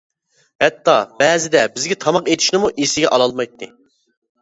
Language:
Uyghur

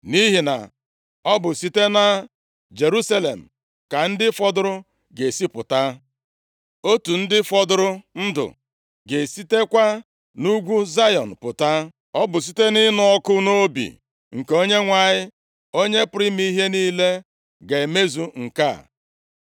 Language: Igbo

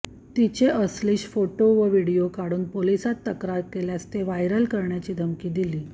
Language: Marathi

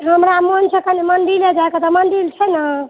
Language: Maithili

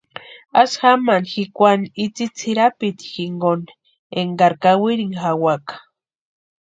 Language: Western Highland Purepecha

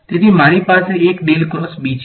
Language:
Gujarati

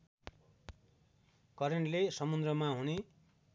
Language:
Nepali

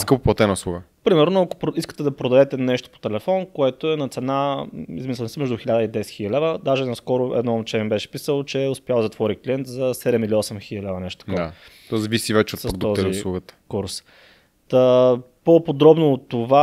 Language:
Bulgarian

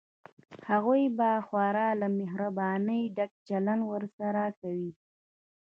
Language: Pashto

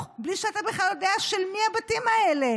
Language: Hebrew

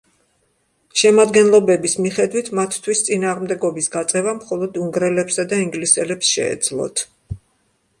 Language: Georgian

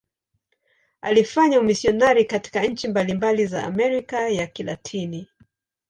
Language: Swahili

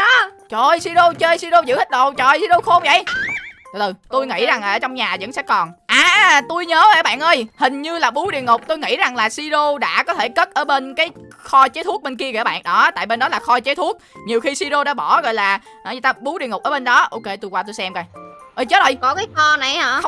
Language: Vietnamese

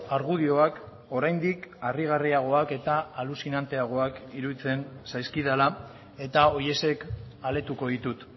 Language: Basque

